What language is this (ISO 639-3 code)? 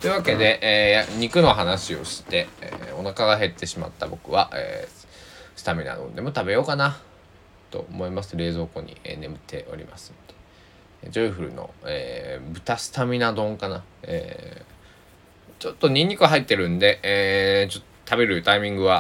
jpn